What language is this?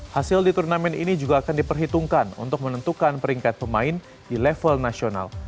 Indonesian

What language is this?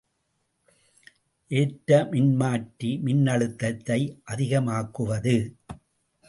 Tamil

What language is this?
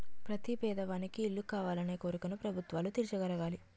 Telugu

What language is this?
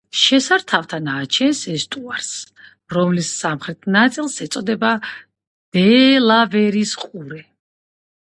Georgian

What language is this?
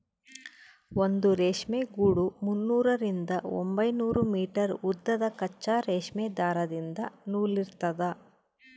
Kannada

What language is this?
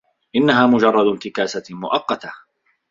Arabic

